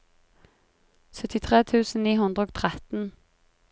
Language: Norwegian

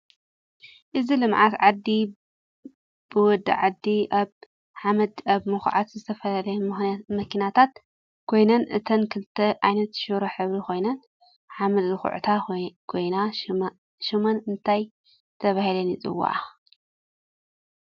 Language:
Tigrinya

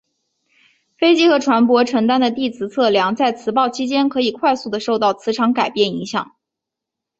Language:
Chinese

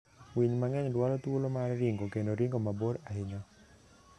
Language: Luo (Kenya and Tanzania)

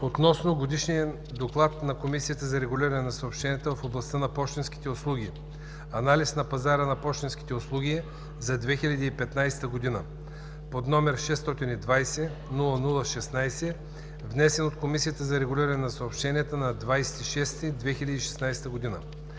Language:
Bulgarian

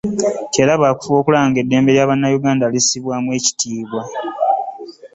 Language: Ganda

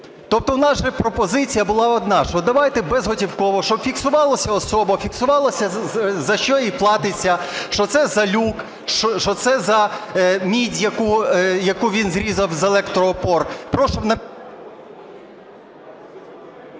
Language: Ukrainian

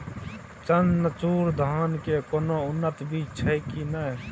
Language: Maithili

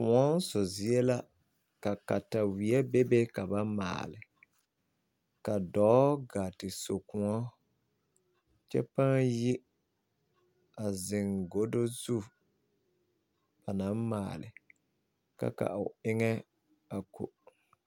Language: Southern Dagaare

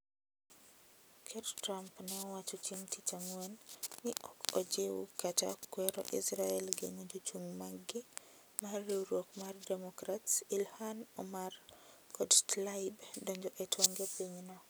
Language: Luo (Kenya and Tanzania)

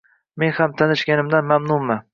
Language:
Uzbek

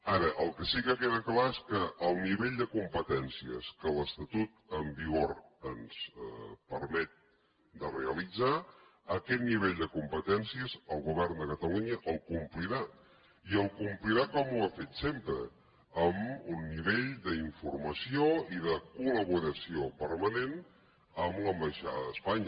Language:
Catalan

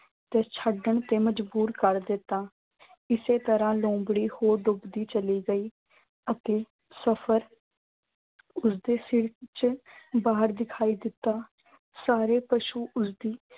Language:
Punjabi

